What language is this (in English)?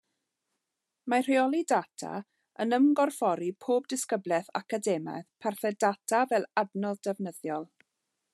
Welsh